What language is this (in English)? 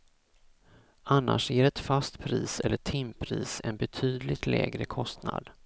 Swedish